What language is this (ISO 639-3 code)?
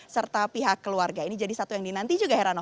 ind